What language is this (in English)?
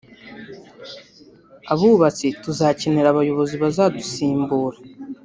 Kinyarwanda